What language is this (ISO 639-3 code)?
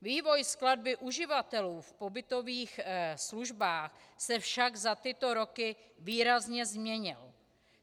ces